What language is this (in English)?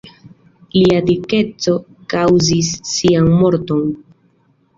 Esperanto